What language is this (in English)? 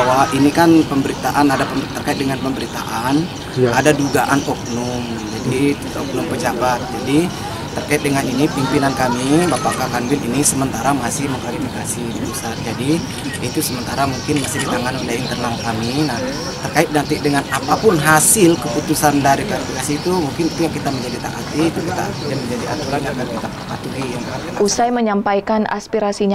Indonesian